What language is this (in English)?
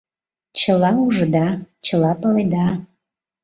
Mari